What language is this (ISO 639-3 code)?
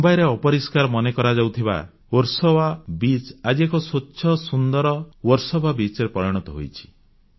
ori